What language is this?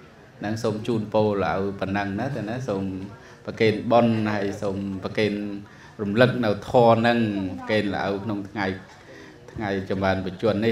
Vietnamese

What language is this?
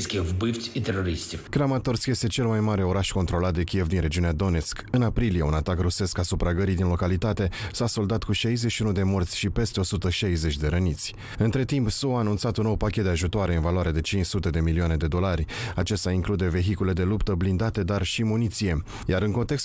Romanian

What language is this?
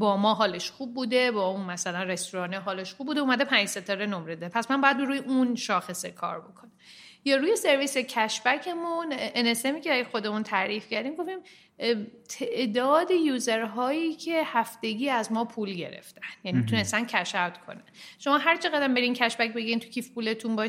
Persian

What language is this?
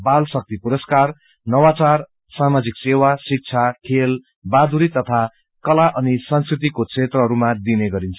Nepali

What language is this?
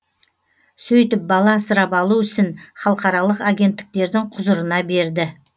Kazakh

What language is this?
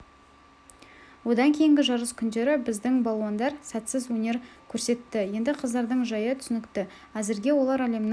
Kazakh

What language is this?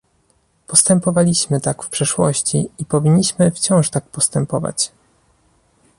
Polish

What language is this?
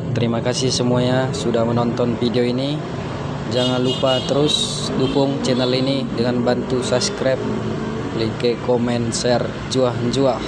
Indonesian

